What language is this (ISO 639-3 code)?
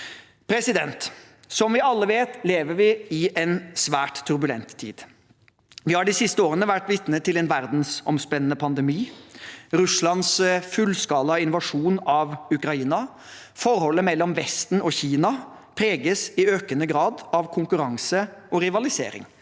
nor